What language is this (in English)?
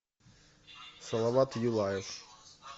Russian